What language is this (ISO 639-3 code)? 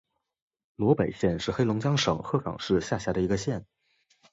zho